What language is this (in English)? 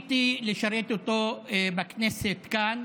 Hebrew